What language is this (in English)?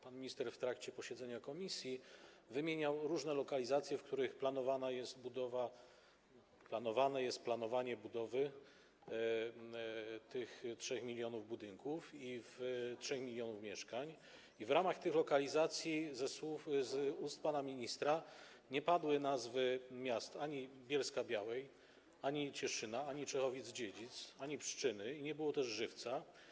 Polish